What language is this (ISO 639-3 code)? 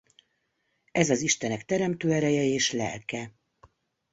hun